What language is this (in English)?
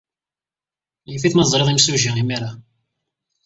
Kabyle